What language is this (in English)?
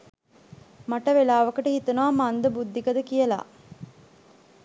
Sinhala